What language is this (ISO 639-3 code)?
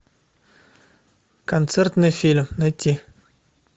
rus